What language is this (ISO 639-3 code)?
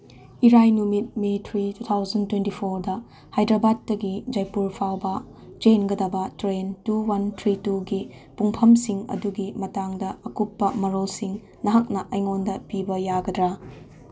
mni